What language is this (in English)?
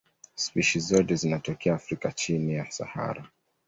Swahili